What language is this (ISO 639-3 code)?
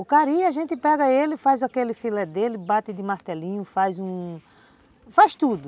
por